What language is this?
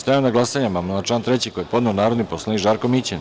Serbian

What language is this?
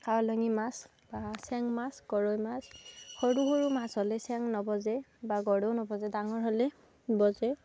Assamese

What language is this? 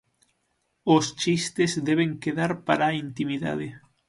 Galician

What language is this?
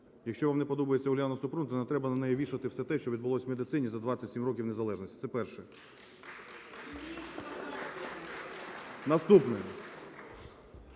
Ukrainian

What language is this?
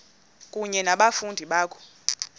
Xhosa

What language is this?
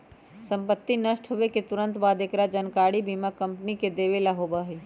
Magahi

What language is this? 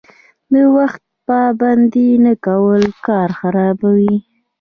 Pashto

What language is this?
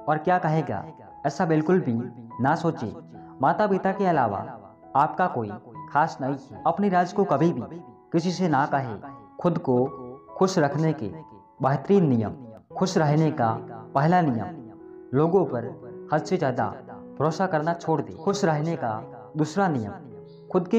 Hindi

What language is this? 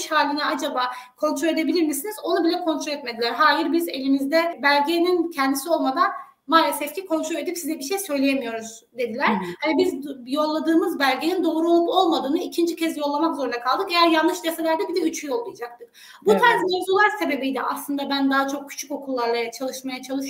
Turkish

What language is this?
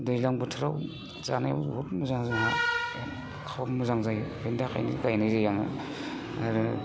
Bodo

